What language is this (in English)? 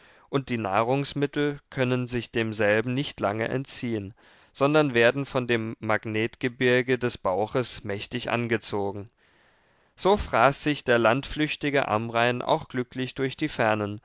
German